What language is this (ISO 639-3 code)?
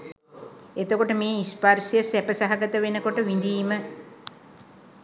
sin